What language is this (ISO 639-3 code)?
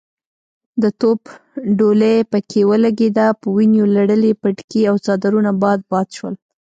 pus